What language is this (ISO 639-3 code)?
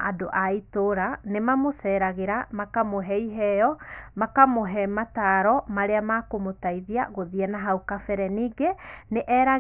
kik